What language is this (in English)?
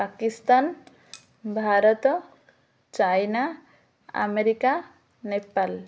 Odia